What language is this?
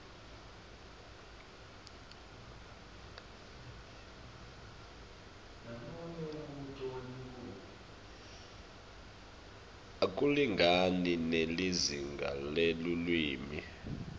Swati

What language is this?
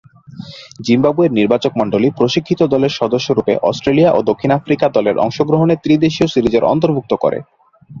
Bangla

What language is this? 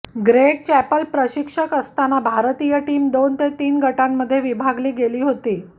Marathi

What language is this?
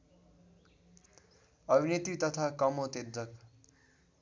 Nepali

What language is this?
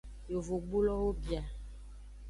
Aja (Benin)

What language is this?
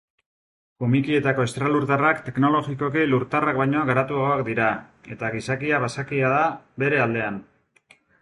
Basque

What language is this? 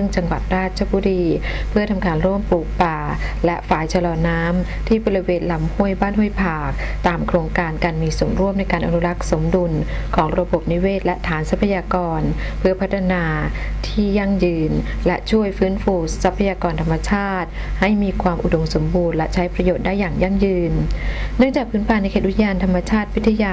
Thai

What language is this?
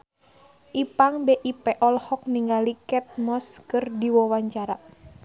Sundanese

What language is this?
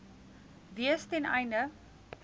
Afrikaans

